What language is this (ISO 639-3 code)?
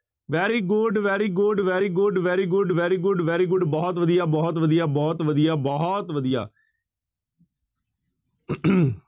pan